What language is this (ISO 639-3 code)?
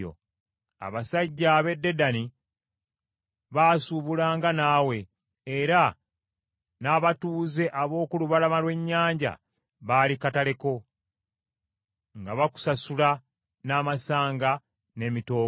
lug